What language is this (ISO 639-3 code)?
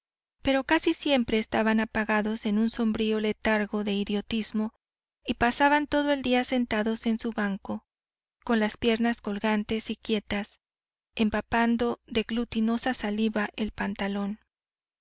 spa